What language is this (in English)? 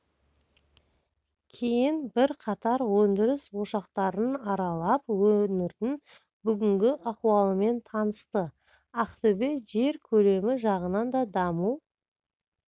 Kazakh